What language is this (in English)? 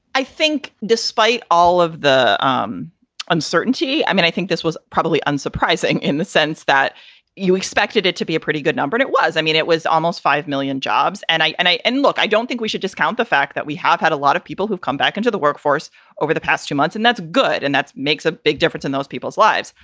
English